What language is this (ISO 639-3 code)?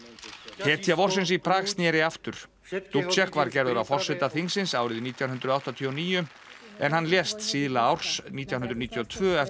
isl